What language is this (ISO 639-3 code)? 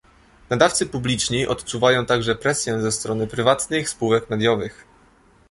pol